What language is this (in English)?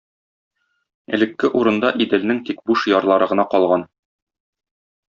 Tatar